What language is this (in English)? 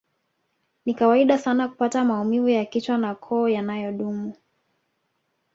Swahili